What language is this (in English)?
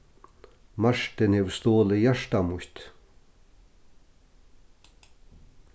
Faroese